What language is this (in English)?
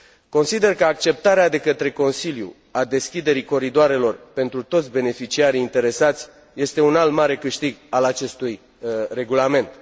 Romanian